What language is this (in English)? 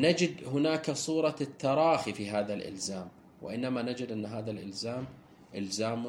Arabic